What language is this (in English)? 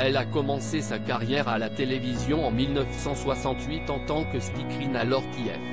French